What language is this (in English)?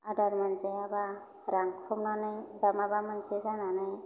Bodo